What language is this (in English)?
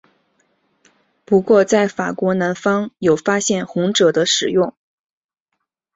Chinese